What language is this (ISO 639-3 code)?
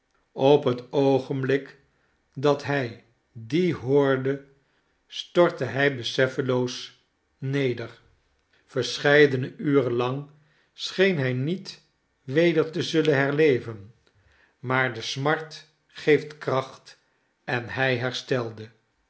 nld